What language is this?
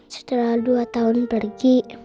Indonesian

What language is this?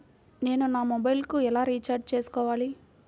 Telugu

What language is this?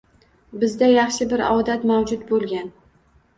Uzbek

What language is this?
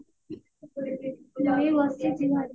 Odia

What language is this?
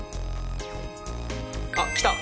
Japanese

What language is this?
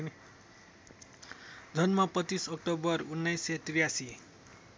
Nepali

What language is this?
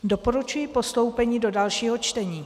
Czech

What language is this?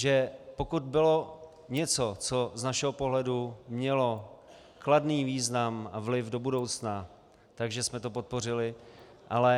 Czech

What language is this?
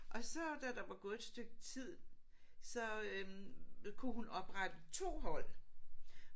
Danish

